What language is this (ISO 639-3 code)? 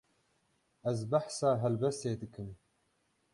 kur